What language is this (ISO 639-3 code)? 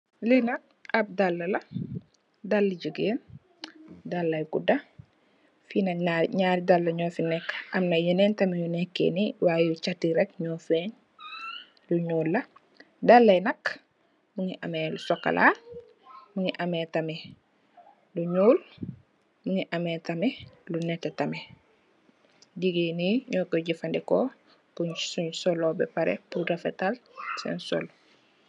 wol